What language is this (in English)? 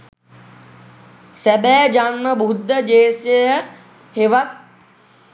Sinhala